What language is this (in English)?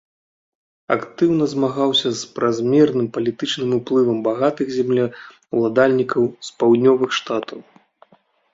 Belarusian